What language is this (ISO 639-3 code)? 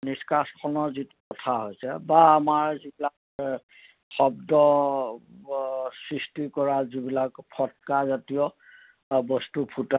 asm